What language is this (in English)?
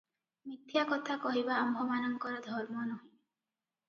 Odia